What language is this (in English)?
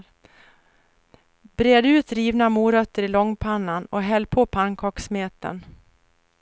Swedish